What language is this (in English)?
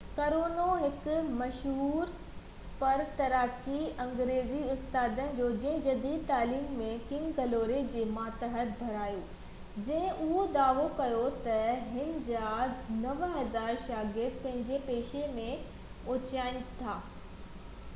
Sindhi